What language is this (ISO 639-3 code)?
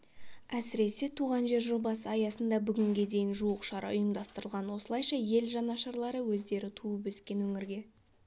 kaz